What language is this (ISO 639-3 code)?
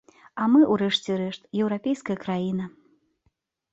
bel